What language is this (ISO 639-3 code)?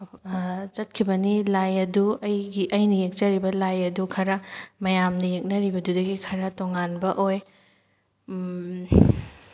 mni